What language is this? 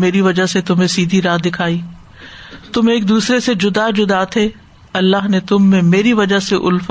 Urdu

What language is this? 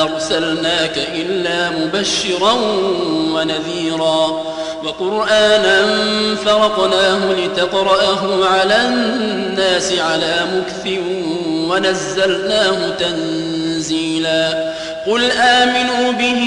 Arabic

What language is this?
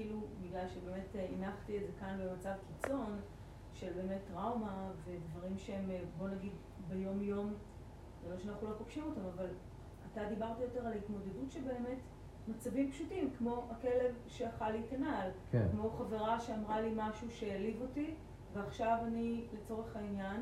Hebrew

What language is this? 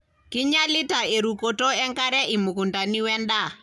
Masai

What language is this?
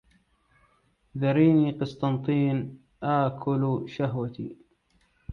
Arabic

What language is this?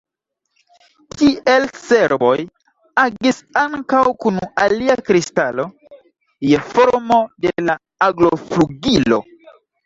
Esperanto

